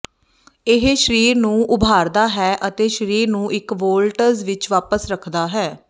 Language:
Punjabi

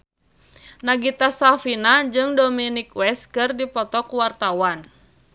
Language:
Sundanese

